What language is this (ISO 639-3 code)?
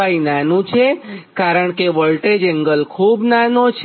guj